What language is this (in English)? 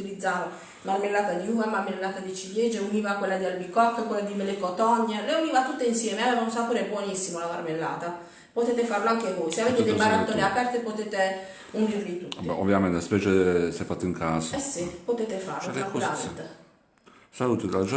Italian